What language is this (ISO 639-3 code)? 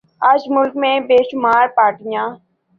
urd